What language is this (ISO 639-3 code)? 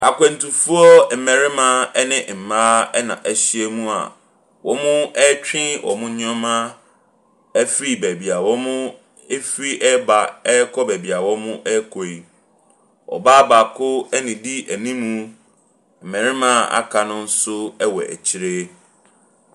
aka